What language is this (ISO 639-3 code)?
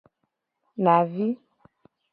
gej